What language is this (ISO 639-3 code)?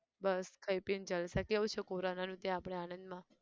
guj